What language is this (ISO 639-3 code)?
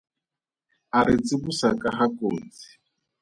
tsn